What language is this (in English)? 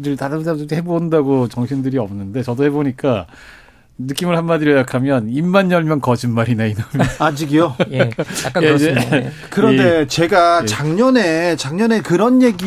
Korean